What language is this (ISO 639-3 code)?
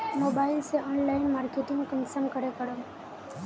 mag